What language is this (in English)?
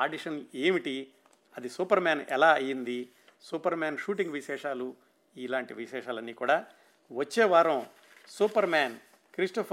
Telugu